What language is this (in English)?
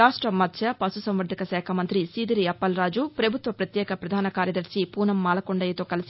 Telugu